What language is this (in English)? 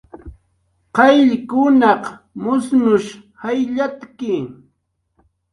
Jaqaru